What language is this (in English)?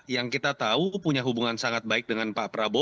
Indonesian